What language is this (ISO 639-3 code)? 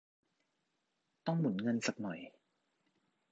tha